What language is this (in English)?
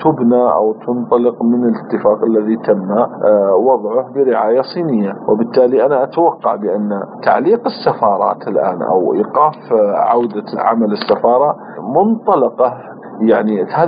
Arabic